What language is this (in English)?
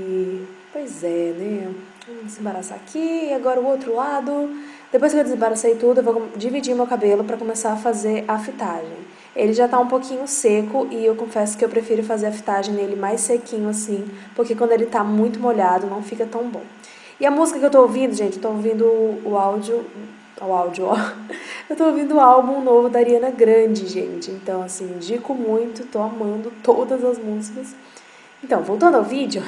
Portuguese